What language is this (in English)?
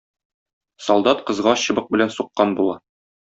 Tatar